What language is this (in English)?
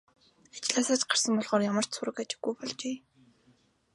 Mongolian